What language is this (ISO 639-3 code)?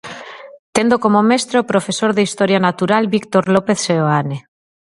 glg